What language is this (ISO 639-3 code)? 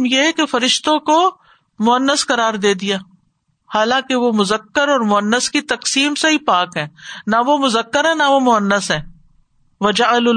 urd